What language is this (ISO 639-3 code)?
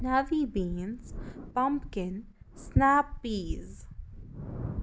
kas